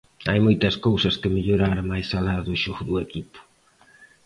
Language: Galician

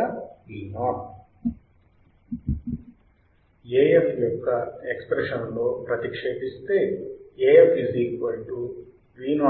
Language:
Telugu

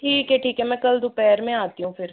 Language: Hindi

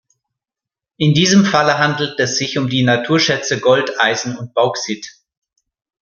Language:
German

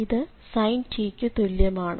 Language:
Malayalam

